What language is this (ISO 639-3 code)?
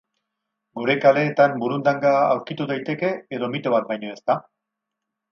eus